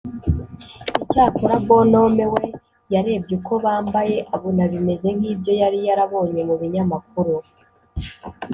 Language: Kinyarwanda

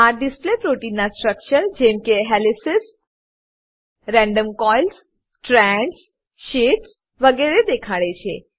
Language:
Gujarati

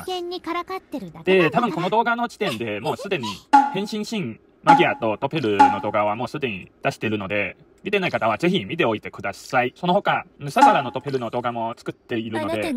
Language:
Japanese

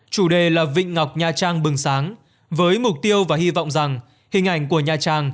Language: Vietnamese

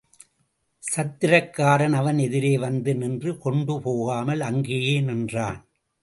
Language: Tamil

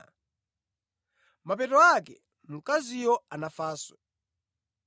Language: Nyanja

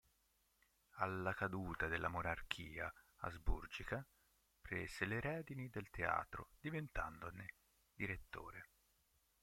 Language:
Italian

